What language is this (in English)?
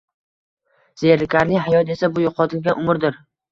Uzbek